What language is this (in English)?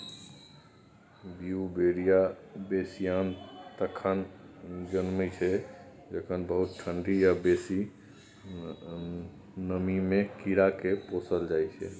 Maithili